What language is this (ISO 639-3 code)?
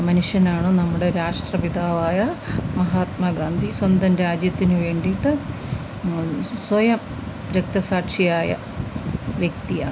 mal